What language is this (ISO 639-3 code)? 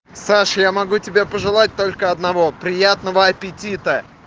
rus